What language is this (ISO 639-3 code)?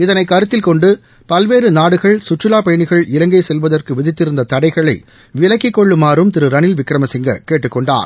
tam